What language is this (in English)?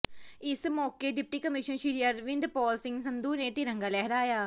Punjabi